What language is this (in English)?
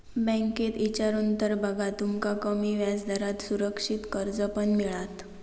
Marathi